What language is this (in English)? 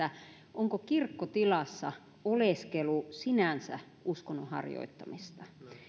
Finnish